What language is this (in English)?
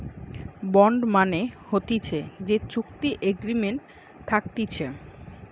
Bangla